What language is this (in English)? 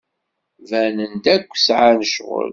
Kabyle